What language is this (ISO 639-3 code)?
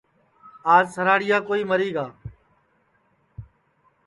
ssi